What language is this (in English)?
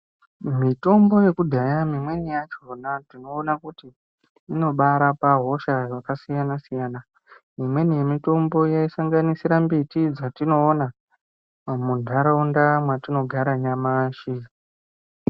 Ndau